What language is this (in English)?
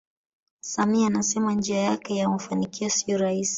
Swahili